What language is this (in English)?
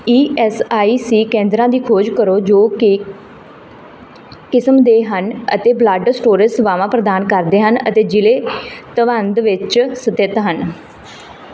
Punjabi